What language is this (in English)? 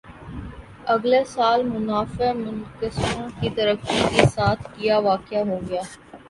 Urdu